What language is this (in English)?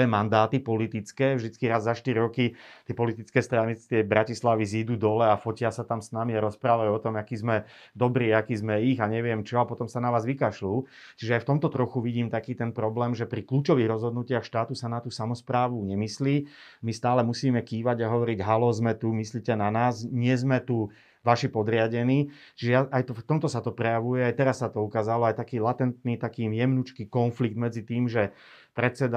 Slovak